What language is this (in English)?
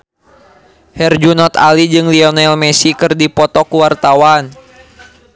Sundanese